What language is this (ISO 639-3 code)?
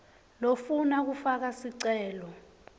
ssw